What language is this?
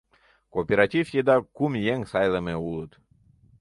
Mari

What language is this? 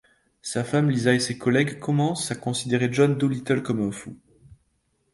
French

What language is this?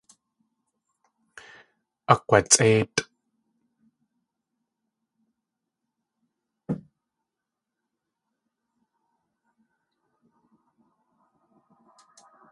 Tlingit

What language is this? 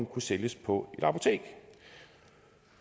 Danish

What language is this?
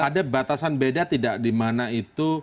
Indonesian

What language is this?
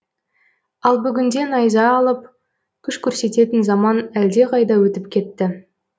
Kazakh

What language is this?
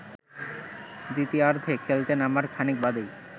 Bangla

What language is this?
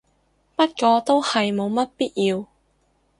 Cantonese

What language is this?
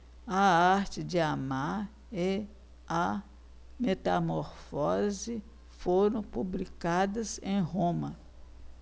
Portuguese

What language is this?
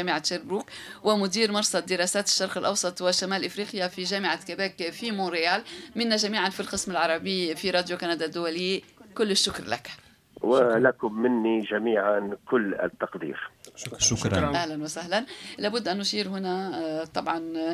Arabic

